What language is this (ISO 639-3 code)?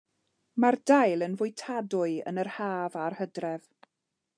cym